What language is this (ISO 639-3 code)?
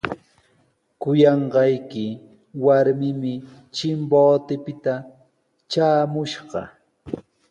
qws